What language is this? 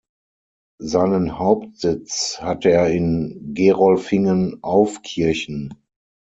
German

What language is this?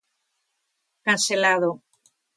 Galician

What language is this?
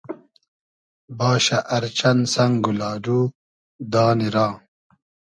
Hazaragi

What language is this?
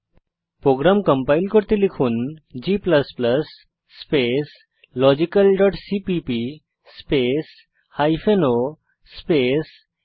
Bangla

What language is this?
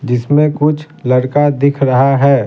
Hindi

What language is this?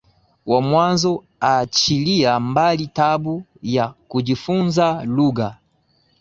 Swahili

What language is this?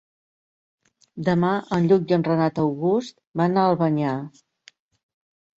Catalan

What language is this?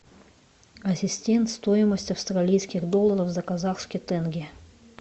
Russian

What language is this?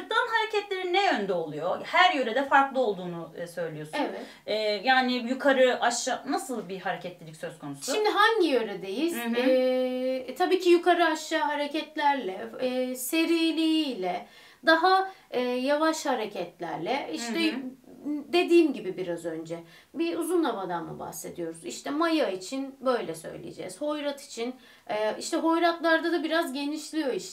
Turkish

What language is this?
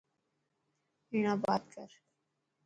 Dhatki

